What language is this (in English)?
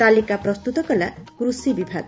Odia